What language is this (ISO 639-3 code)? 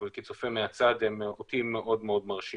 heb